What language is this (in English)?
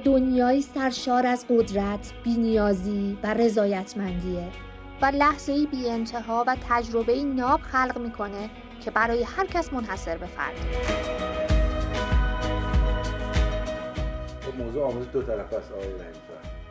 Persian